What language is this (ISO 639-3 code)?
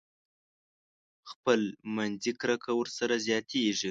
pus